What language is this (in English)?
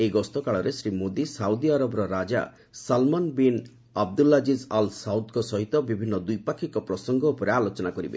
Odia